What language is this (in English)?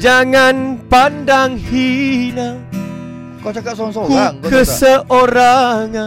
Malay